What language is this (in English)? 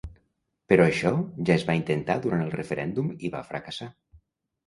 Catalan